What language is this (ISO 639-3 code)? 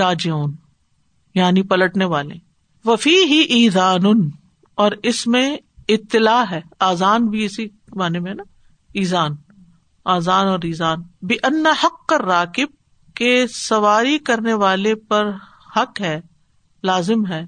urd